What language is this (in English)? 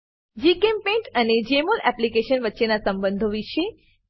Gujarati